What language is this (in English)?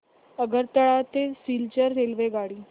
Marathi